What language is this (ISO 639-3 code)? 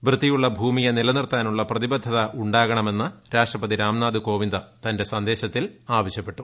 mal